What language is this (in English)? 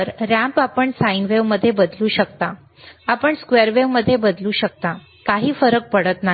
Marathi